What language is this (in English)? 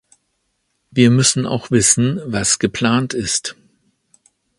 German